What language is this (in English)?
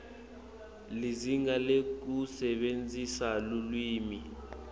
Swati